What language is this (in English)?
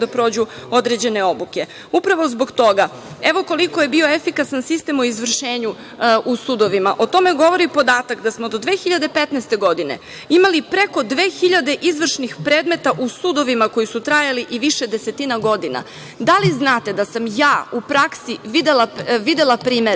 Serbian